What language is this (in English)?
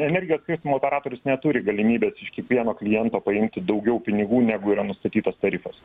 Lithuanian